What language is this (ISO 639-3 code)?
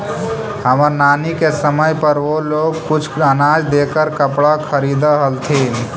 mag